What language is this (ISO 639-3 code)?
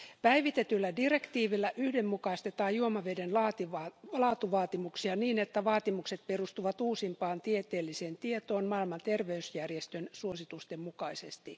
fin